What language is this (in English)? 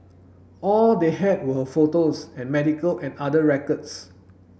English